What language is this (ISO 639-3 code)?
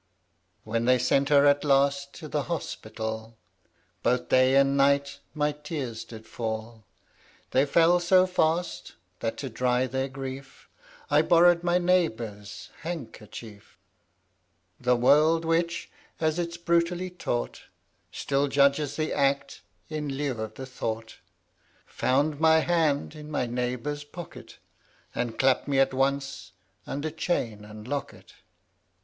eng